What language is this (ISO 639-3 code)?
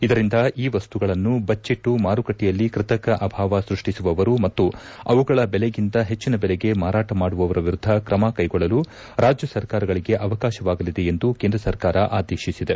kan